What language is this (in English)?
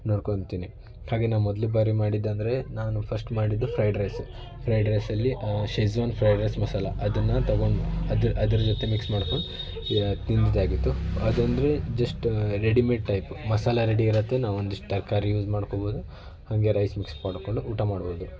Kannada